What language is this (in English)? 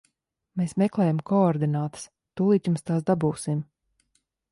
Latvian